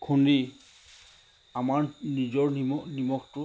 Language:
Assamese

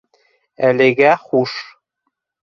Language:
Bashkir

